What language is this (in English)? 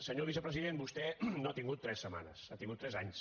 Catalan